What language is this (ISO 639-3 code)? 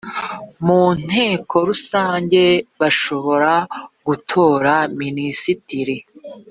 kin